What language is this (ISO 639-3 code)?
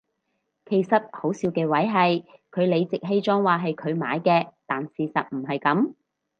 yue